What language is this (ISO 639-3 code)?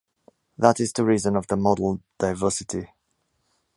eng